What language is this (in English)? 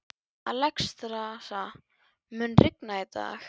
Icelandic